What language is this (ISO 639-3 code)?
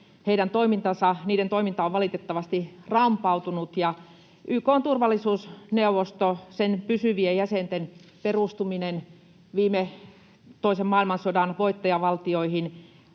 fin